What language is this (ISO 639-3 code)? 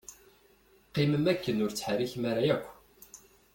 kab